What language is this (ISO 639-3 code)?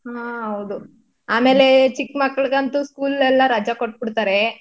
kan